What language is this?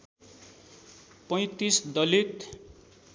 Nepali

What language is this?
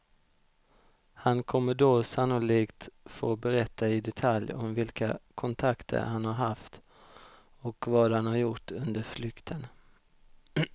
Swedish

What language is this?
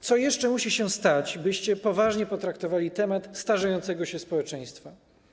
Polish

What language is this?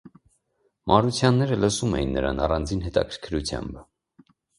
Armenian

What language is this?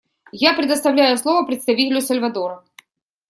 Russian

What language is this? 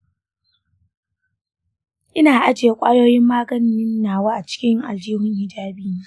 Hausa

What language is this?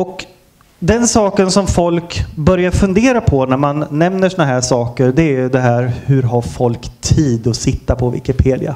Swedish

